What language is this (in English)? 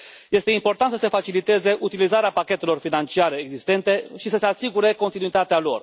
Romanian